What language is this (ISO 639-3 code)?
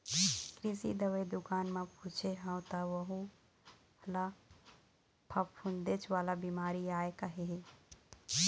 hne